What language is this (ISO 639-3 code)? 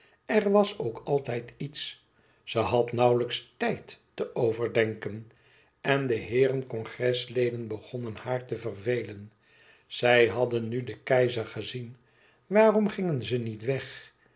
nld